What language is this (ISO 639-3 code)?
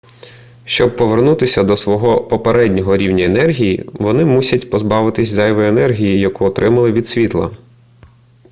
ukr